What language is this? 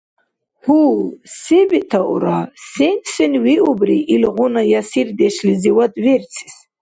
Dargwa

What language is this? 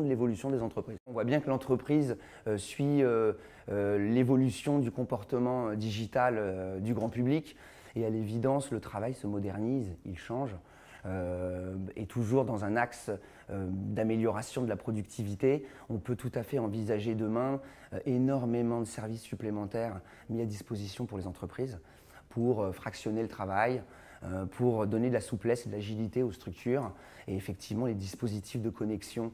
French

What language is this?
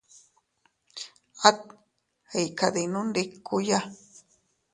Teutila Cuicatec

